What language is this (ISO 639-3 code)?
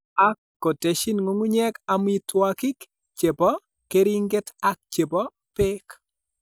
kln